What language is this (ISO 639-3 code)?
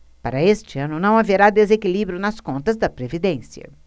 por